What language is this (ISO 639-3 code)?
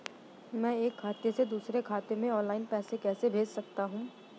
hin